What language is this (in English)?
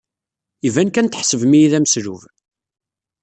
Kabyle